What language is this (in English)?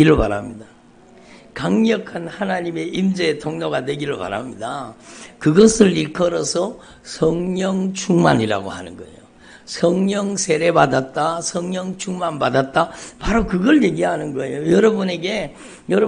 Korean